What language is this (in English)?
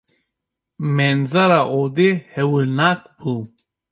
Kurdish